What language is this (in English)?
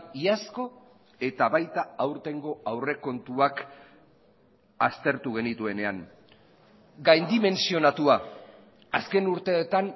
Basque